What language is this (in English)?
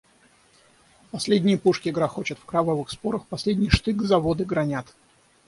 Russian